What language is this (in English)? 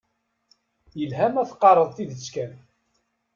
Kabyle